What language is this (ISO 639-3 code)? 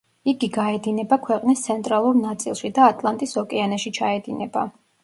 kat